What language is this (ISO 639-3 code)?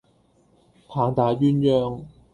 yue